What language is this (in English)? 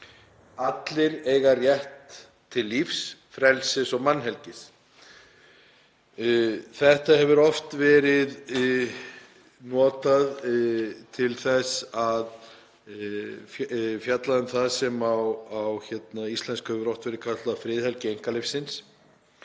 Icelandic